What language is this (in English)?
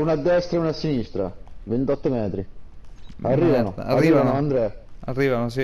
Italian